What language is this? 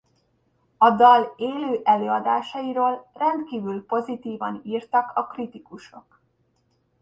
Hungarian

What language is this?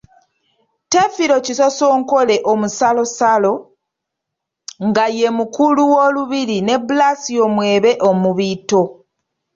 Ganda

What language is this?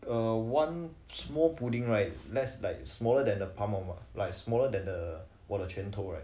English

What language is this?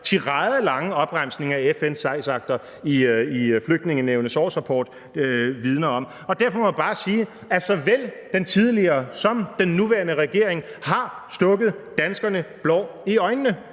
Danish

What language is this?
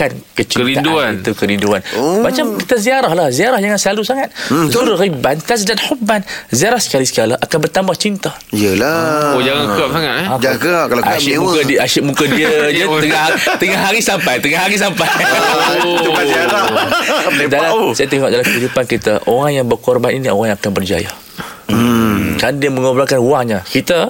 Malay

